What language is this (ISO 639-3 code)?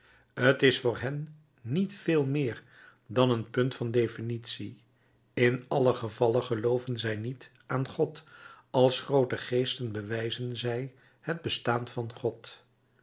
nld